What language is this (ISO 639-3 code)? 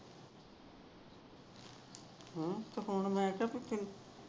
pan